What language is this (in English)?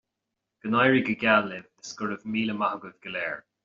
Irish